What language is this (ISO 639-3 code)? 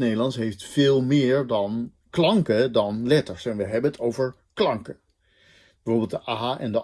nld